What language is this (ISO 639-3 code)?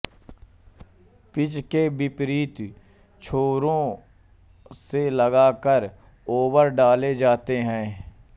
hin